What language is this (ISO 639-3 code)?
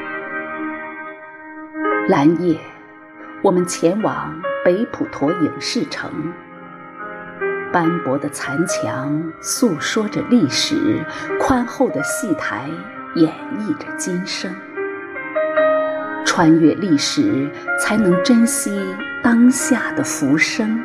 zho